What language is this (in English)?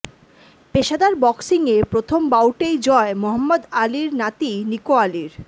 Bangla